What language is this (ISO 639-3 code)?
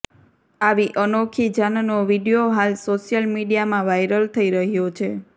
guj